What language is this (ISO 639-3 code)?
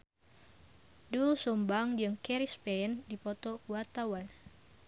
sun